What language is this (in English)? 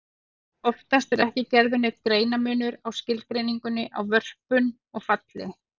Icelandic